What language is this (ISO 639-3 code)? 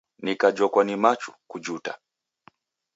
dav